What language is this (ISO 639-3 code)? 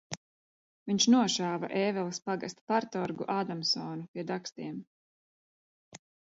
lav